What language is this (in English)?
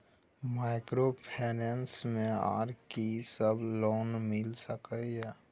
Maithili